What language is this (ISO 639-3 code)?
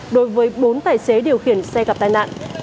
vie